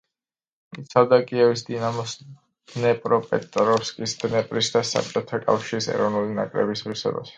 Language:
Georgian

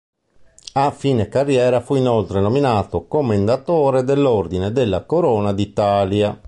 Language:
Italian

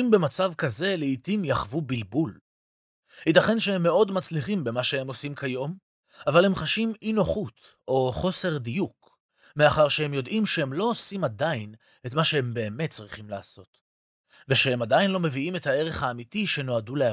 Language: Hebrew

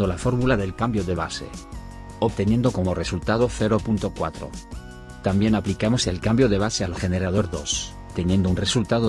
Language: Spanish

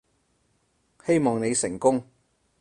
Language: Cantonese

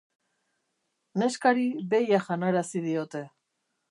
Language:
Basque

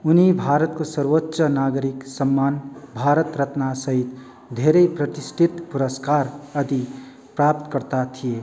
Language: Nepali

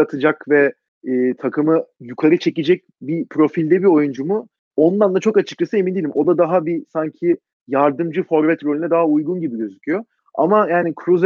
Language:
Turkish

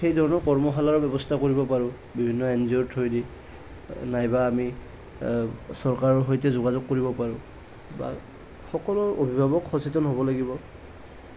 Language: Assamese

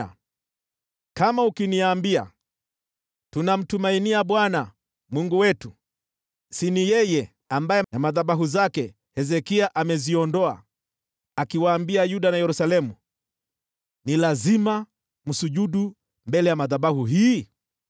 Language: Swahili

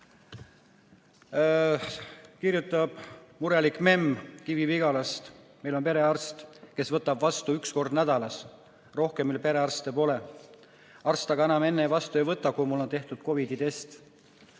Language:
Estonian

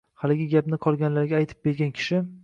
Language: Uzbek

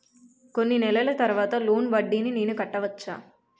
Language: Telugu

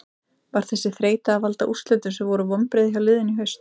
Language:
Icelandic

